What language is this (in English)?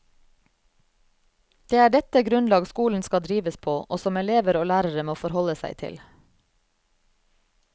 Norwegian